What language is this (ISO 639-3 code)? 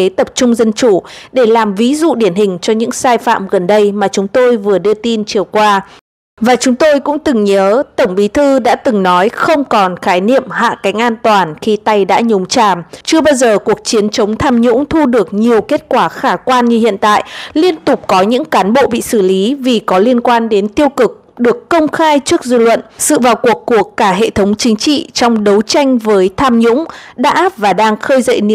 vie